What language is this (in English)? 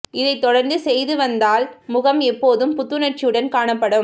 Tamil